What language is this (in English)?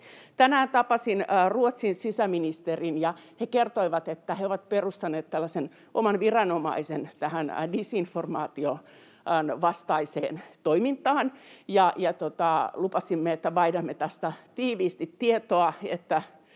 Finnish